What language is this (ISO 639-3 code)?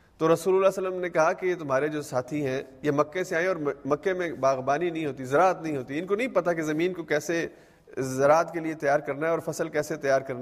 urd